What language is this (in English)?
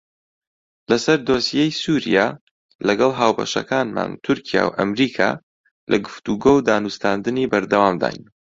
Central Kurdish